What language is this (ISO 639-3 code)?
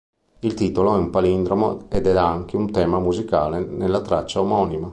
ita